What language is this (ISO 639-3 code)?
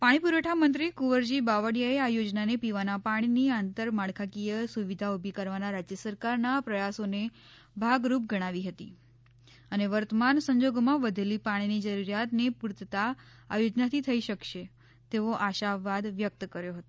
guj